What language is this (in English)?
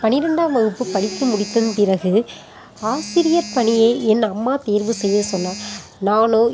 Tamil